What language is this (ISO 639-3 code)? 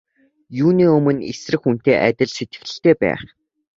mon